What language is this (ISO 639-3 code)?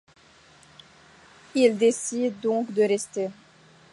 fra